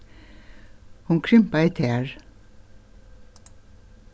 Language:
Faroese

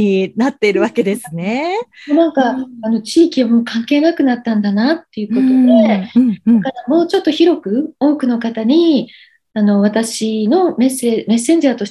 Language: Japanese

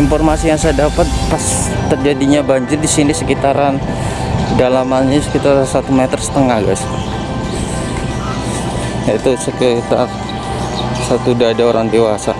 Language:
Indonesian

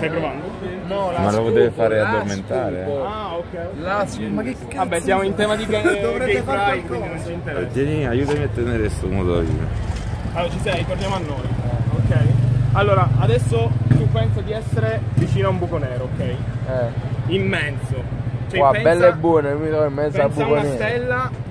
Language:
Italian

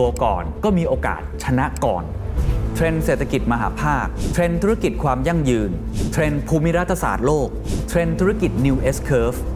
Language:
Thai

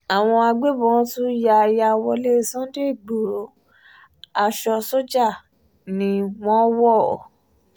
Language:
Yoruba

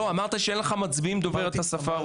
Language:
Hebrew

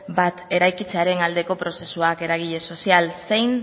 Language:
Basque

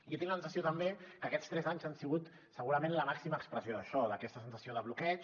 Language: Catalan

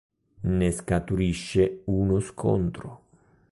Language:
Italian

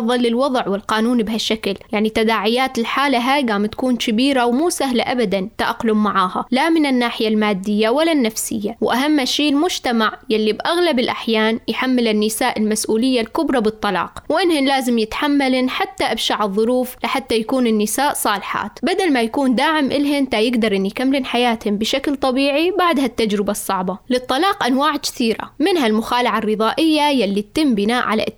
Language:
Arabic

